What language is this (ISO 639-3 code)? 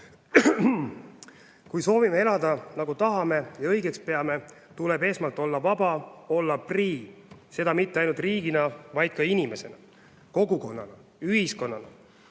est